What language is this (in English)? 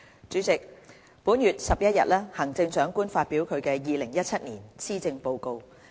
Cantonese